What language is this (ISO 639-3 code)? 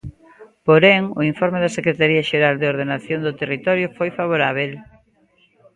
glg